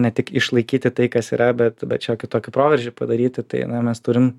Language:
Lithuanian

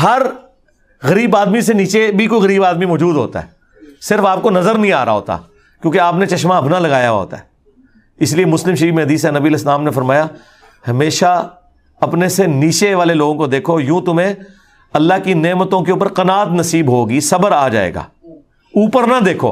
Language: Urdu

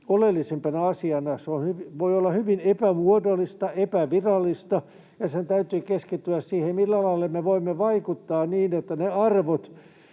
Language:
Finnish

